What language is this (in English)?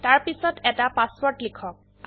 Assamese